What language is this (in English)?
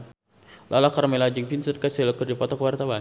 Sundanese